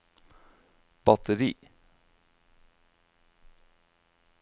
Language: Norwegian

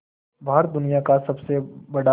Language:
Hindi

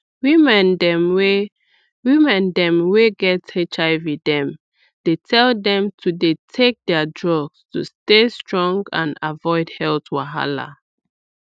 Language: Nigerian Pidgin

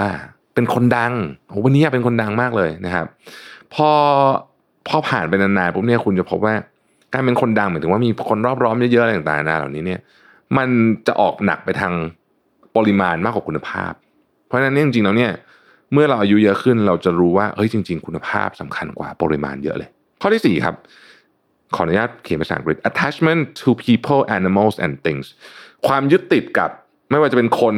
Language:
Thai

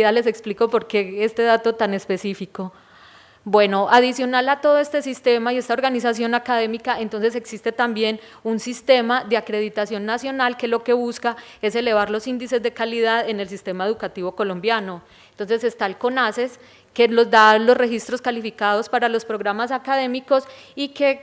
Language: Spanish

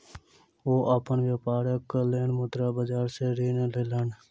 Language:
Maithili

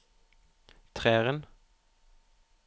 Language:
Norwegian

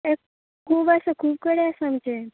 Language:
Konkani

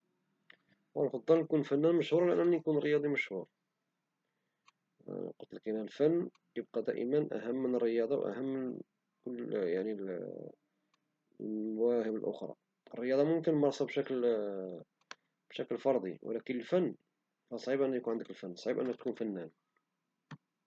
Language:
Moroccan Arabic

